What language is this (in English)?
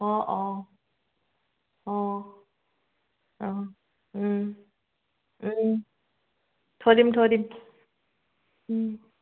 Assamese